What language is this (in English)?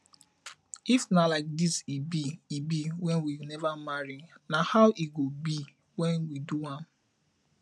Nigerian Pidgin